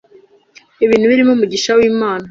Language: Kinyarwanda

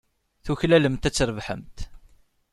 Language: Kabyle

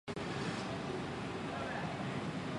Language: Chinese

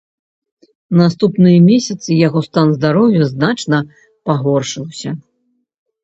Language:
Belarusian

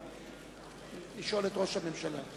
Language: Hebrew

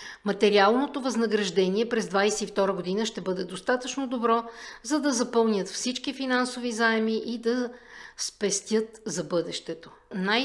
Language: Bulgarian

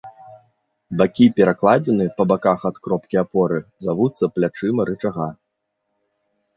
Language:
Belarusian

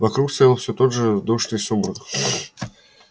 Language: Russian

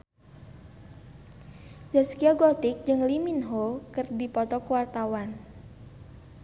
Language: Sundanese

